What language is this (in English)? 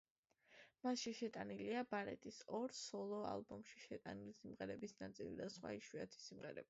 Georgian